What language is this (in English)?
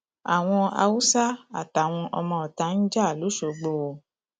Yoruba